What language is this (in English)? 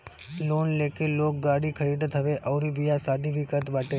Bhojpuri